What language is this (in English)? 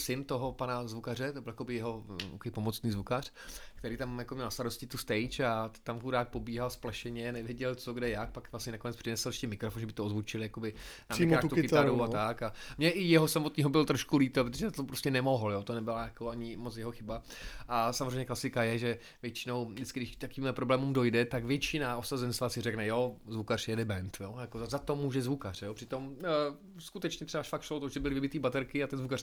Czech